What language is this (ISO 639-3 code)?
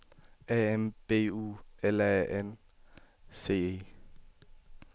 dan